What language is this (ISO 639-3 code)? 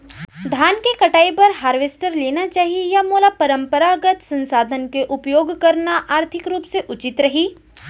hne